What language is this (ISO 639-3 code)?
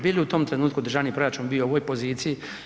hrv